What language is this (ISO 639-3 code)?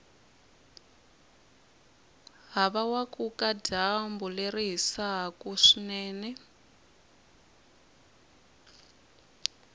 tso